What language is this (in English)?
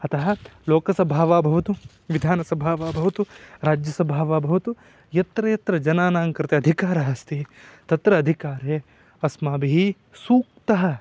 Sanskrit